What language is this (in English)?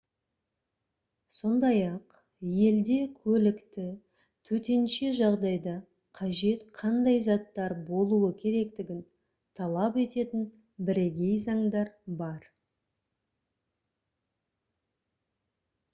Kazakh